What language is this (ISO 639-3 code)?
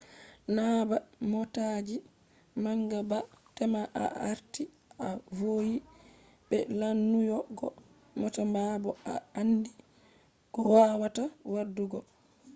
ful